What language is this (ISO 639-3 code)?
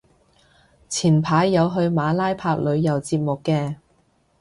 yue